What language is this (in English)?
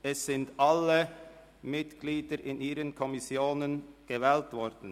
Swiss German